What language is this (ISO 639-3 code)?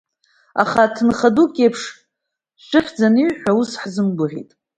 abk